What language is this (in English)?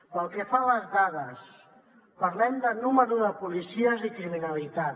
Catalan